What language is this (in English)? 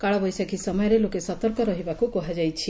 Odia